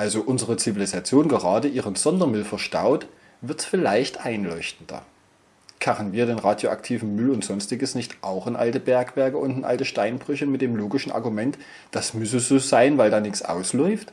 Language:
German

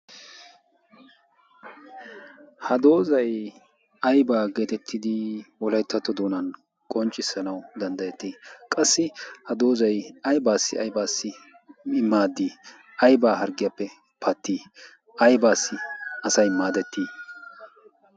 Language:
Wolaytta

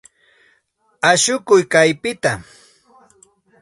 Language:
Santa Ana de Tusi Pasco Quechua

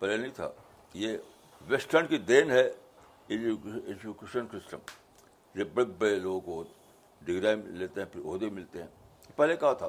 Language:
Urdu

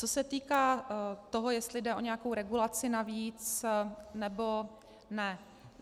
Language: Czech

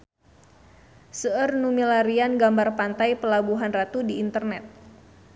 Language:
Sundanese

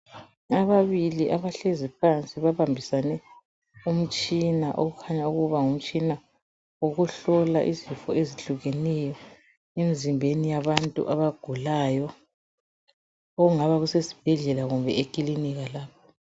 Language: North Ndebele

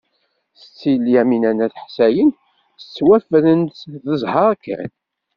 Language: Kabyle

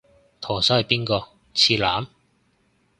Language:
Cantonese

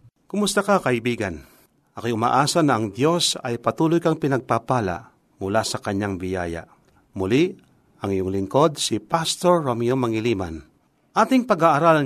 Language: Filipino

